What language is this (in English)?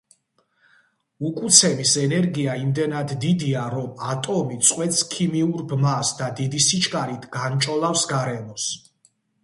Georgian